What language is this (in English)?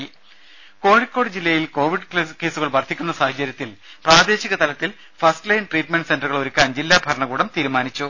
Malayalam